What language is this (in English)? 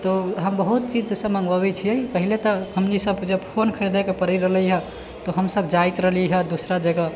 Maithili